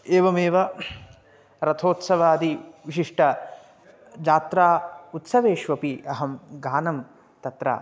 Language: Sanskrit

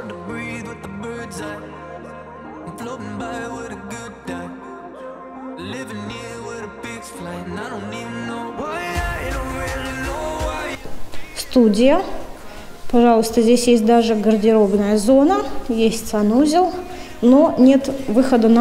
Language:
Russian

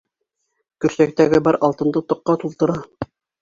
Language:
Bashkir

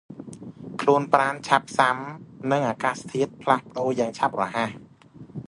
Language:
Khmer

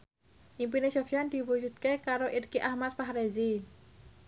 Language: Javanese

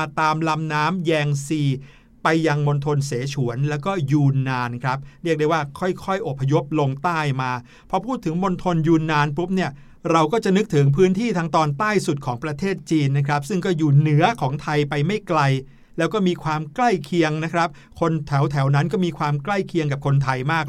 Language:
Thai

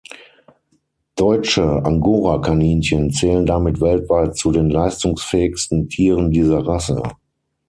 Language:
German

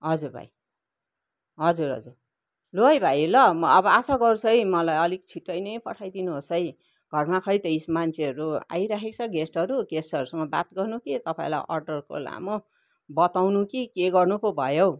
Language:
Nepali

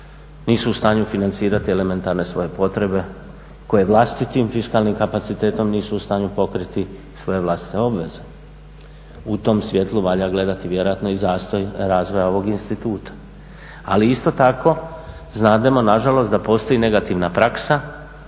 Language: Croatian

